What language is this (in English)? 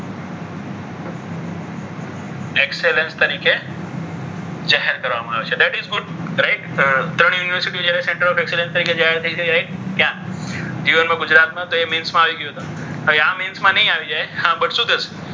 Gujarati